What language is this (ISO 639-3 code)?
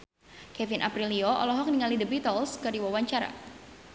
sun